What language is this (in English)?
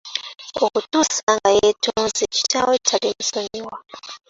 Ganda